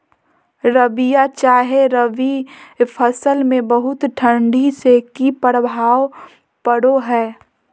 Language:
Magahi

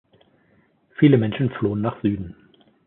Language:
German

